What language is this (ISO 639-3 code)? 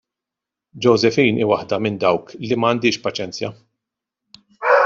mlt